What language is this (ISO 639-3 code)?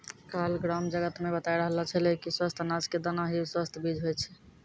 mai